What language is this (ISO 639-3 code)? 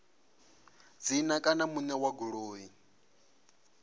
ven